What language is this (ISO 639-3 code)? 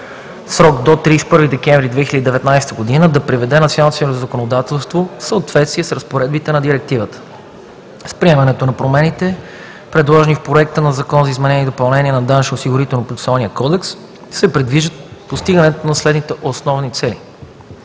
bul